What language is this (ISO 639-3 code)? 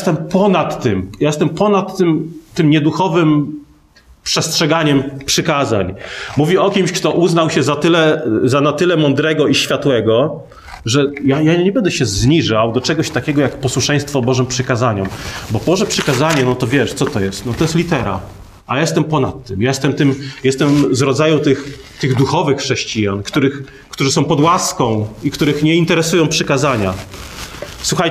pol